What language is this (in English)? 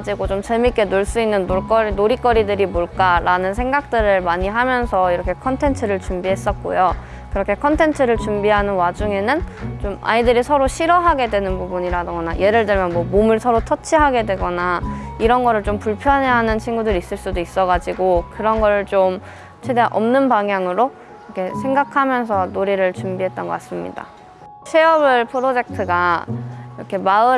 Korean